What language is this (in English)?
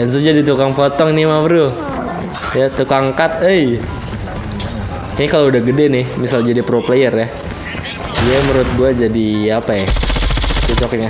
Indonesian